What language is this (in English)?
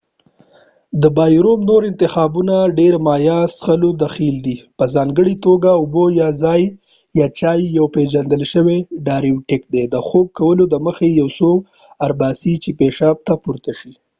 Pashto